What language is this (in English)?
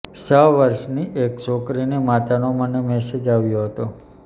Gujarati